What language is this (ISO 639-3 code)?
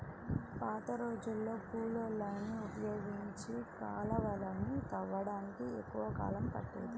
tel